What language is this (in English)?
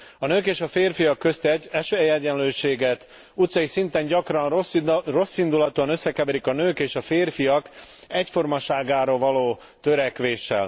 Hungarian